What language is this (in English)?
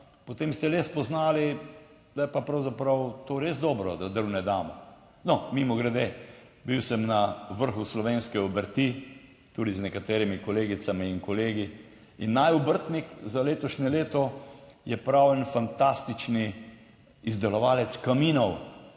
Slovenian